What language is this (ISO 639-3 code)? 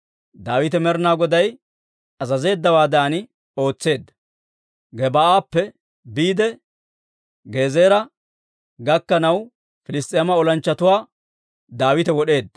dwr